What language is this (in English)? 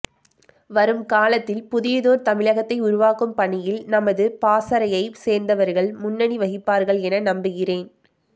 Tamil